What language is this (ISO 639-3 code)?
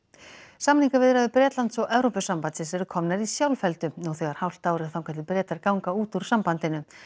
isl